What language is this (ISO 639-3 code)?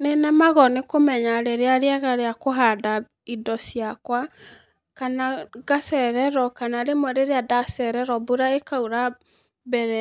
kik